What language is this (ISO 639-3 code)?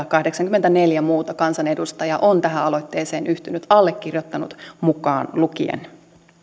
fin